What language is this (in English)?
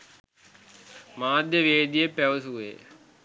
Sinhala